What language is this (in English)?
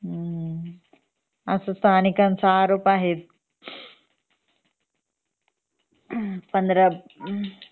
Marathi